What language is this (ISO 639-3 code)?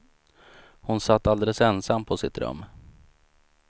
swe